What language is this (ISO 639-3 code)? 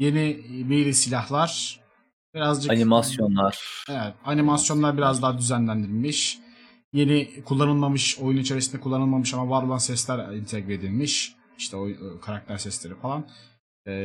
tur